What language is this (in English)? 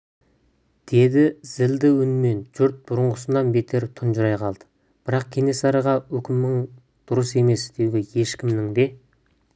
Kazakh